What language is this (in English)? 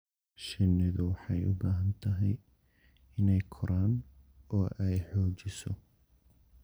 Somali